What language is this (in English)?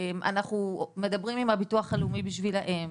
Hebrew